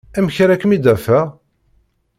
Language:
Kabyle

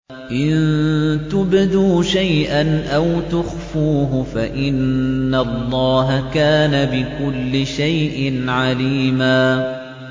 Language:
Arabic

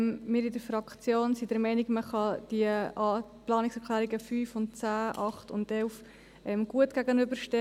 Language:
Swiss German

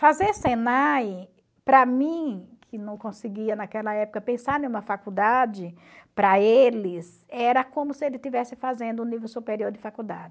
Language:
Portuguese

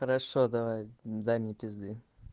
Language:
Russian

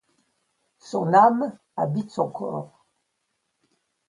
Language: French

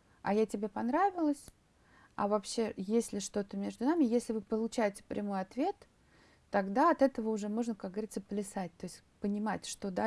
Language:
Russian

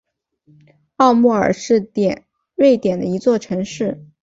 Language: Chinese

